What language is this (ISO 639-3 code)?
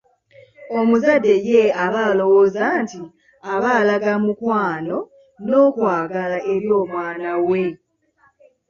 lug